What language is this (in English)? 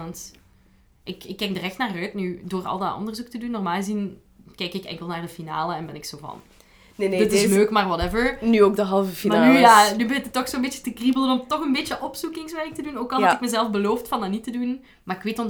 Dutch